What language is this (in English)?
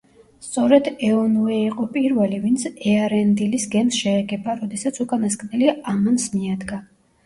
Georgian